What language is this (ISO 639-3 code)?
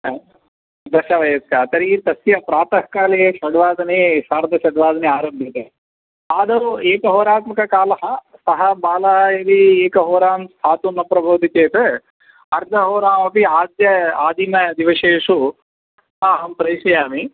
san